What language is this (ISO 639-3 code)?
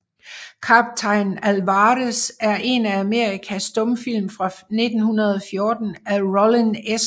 dan